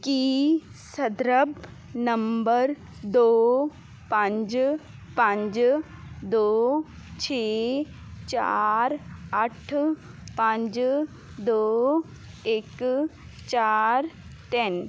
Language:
Punjabi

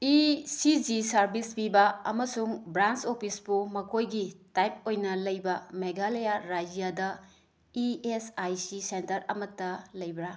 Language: Manipuri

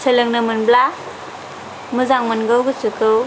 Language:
Bodo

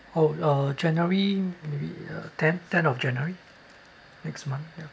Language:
English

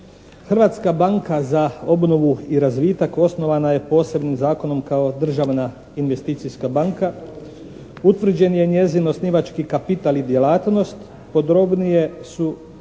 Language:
Croatian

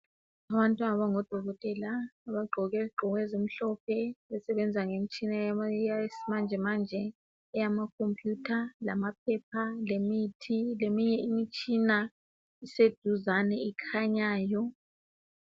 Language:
North Ndebele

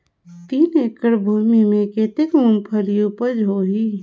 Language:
Chhattisgarhi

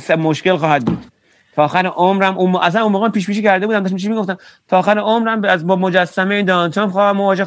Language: Persian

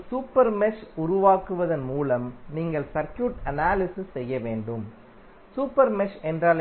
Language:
Tamil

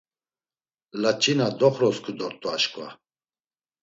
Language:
Laz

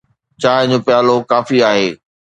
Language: Sindhi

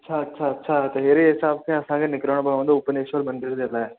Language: Sindhi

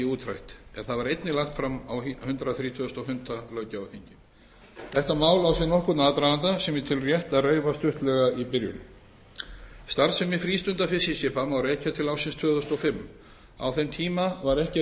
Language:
Icelandic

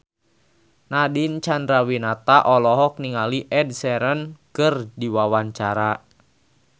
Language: Sundanese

